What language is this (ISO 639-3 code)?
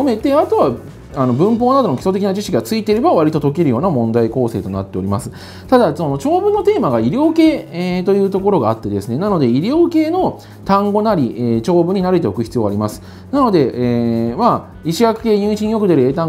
jpn